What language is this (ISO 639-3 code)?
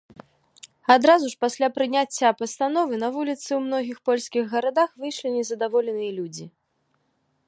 bel